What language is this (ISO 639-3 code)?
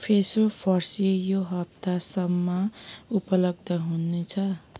nep